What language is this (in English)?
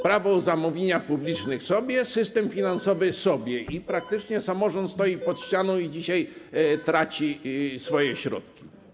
Polish